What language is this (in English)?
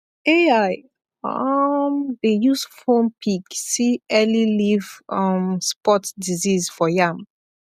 Nigerian Pidgin